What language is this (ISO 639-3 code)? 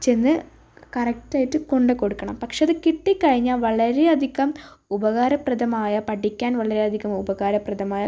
mal